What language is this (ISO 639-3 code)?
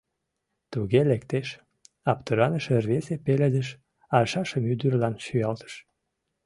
chm